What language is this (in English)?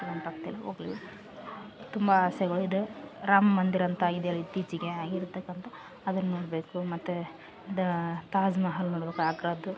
Kannada